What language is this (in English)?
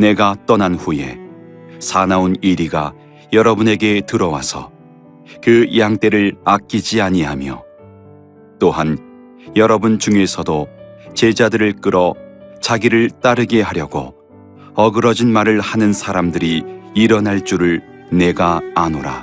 Korean